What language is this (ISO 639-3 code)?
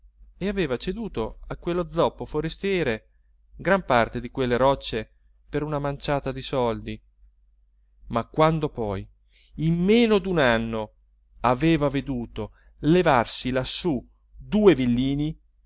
ita